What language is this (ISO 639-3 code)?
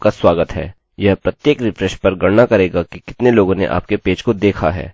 hin